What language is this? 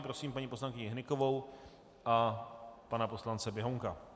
Czech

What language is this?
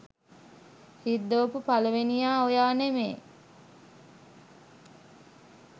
Sinhala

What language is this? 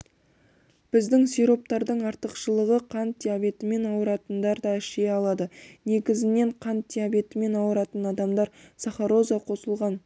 Kazakh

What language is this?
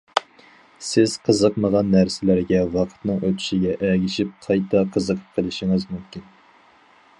Uyghur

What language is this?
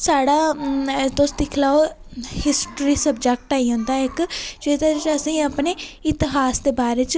Dogri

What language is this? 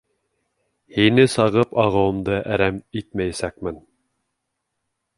Bashkir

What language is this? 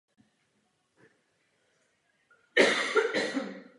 Czech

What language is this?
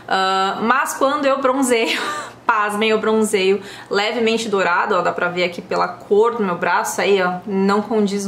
Portuguese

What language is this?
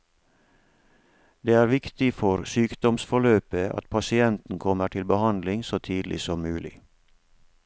Norwegian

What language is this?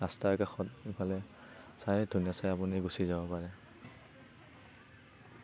Assamese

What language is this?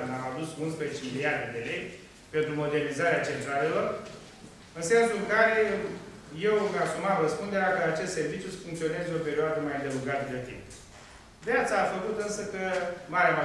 Romanian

